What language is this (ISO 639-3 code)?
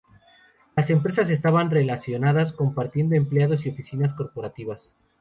spa